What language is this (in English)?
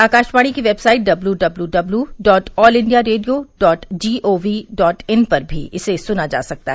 Hindi